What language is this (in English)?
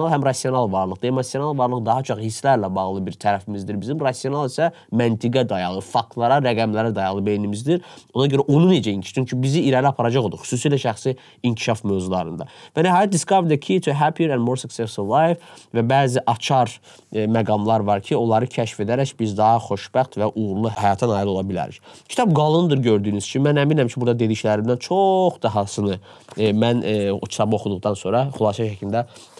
Turkish